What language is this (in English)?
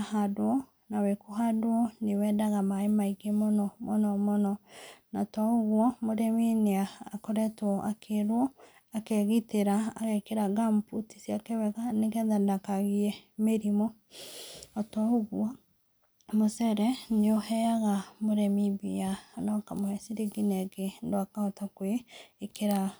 Kikuyu